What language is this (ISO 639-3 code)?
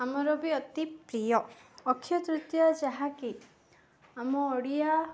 ori